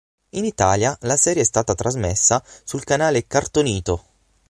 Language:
Italian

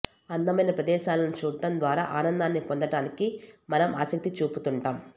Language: Telugu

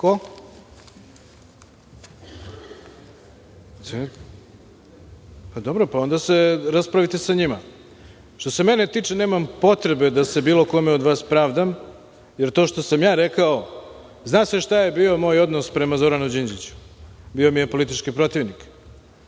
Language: Serbian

